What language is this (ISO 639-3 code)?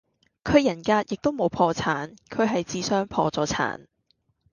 yue